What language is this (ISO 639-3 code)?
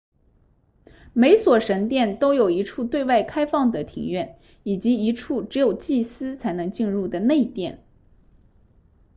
zho